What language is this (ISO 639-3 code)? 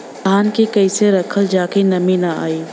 bho